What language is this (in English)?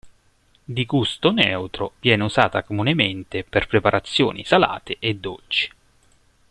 Italian